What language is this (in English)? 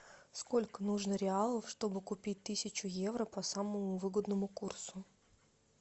Russian